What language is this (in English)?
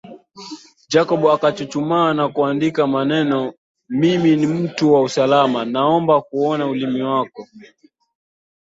Swahili